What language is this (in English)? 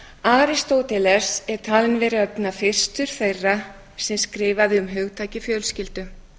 Icelandic